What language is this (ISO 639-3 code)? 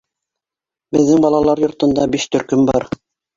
bak